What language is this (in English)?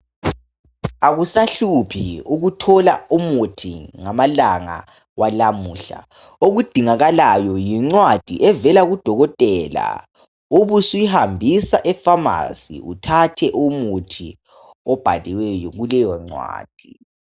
North Ndebele